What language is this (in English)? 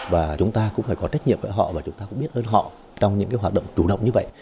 Vietnamese